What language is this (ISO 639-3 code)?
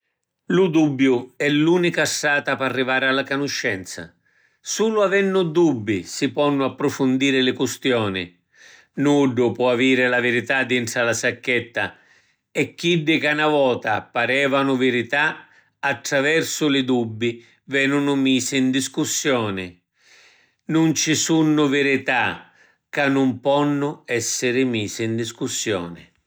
scn